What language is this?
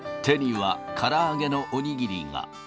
Japanese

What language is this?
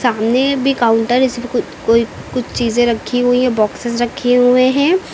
Hindi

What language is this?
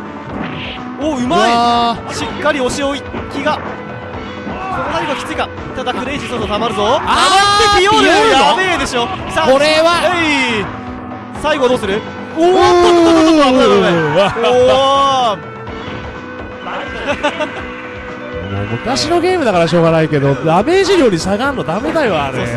Japanese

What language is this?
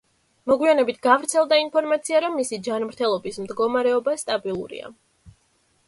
Georgian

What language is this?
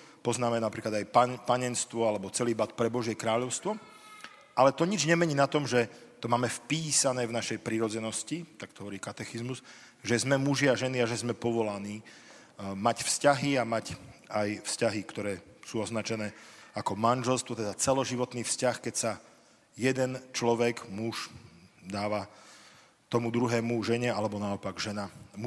Slovak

